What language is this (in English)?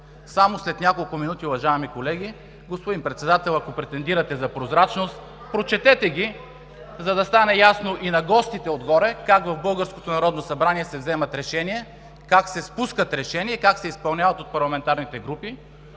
Bulgarian